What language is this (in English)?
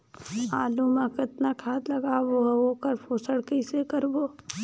Chhattisgarhi